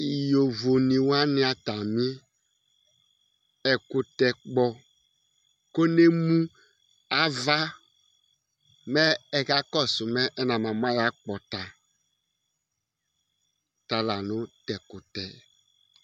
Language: Ikposo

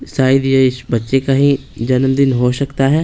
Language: Hindi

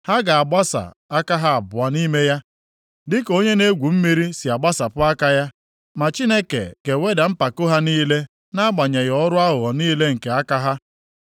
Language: Igbo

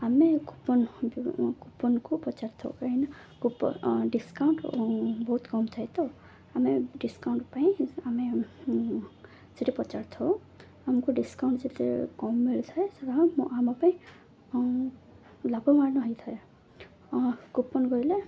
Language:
Odia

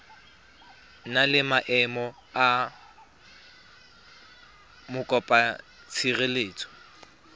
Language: Tswana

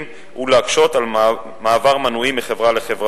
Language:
Hebrew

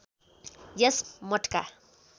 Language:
Nepali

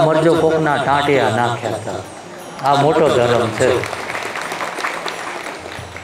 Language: Gujarati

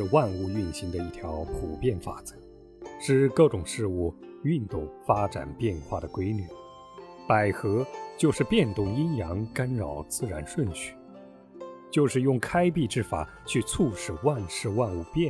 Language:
Chinese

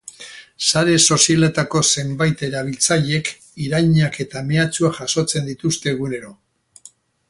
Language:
Basque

